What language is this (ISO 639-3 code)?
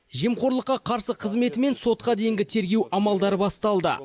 kaz